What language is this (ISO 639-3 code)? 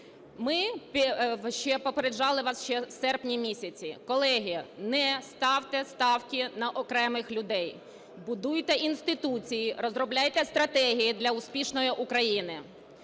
ukr